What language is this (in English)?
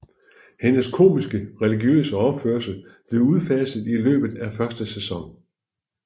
Danish